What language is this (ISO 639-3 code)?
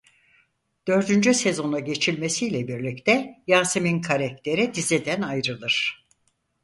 tur